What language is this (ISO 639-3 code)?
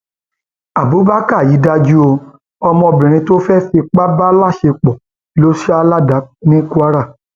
yor